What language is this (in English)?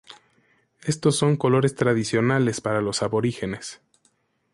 Spanish